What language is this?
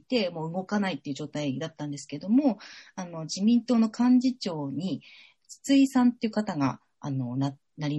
Japanese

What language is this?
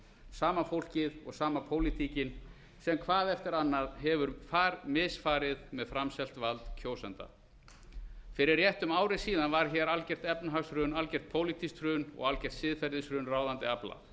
Icelandic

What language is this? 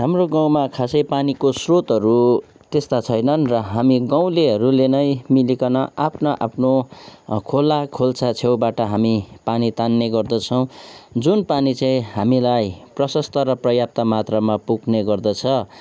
Nepali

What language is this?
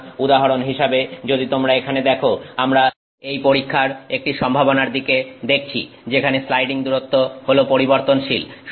Bangla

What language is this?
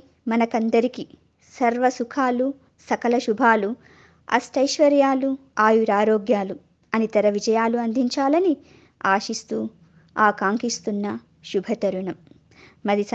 Telugu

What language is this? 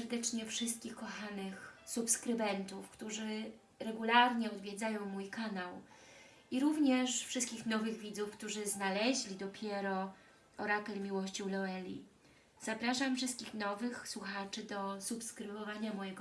Polish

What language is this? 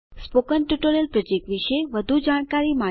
Gujarati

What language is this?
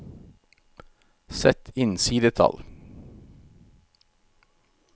Norwegian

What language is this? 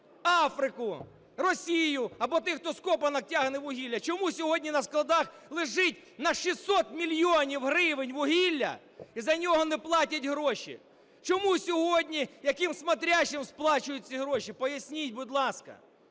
Ukrainian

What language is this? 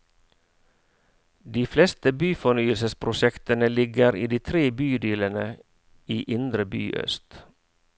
Norwegian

